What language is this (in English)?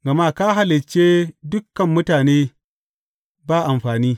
Hausa